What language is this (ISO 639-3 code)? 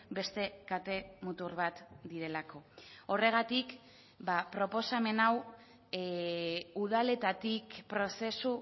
eus